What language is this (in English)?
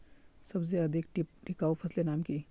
Magahi